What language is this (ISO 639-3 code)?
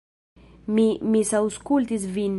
epo